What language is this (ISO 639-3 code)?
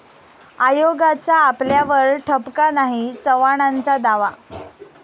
mar